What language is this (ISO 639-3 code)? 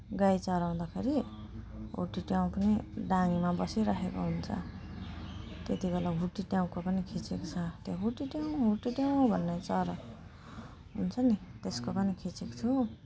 nep